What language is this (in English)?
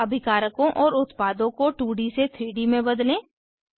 Hindi